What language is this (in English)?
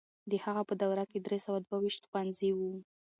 Pashto